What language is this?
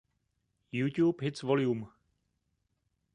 Czech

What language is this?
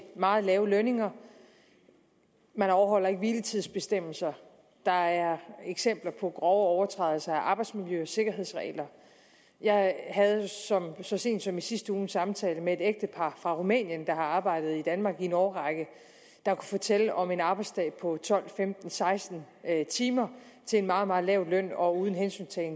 Danish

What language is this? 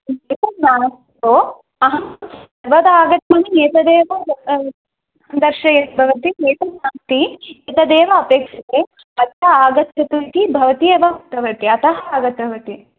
Sanskrit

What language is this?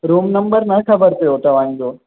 Sindhi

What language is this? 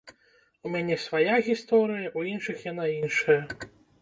Belarusian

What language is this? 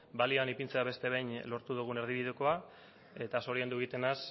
Basque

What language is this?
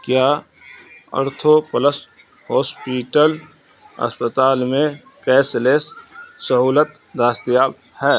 Urdu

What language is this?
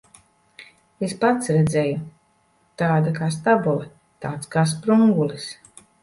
Latvian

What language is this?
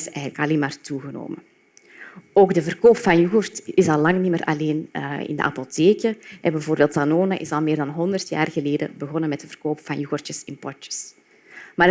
Dutch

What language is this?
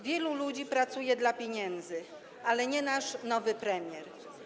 Polish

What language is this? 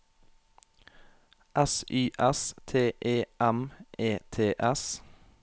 Norwegian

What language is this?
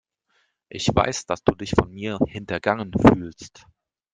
German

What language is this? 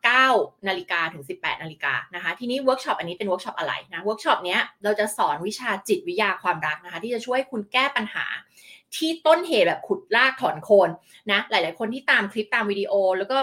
Thai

